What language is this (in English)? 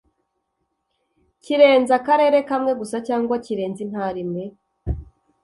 Kinyarwanda